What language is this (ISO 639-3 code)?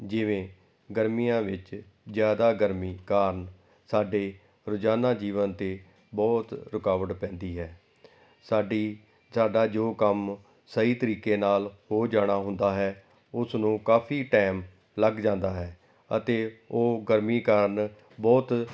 pan